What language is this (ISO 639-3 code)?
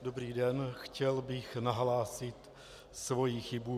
ces